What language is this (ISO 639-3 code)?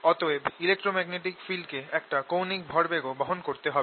ben